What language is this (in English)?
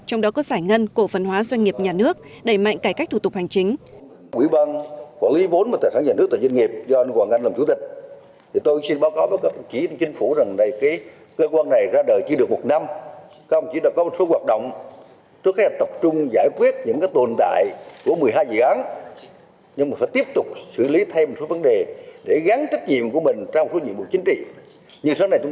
Vietnamese